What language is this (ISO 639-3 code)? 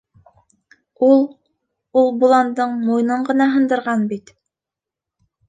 bak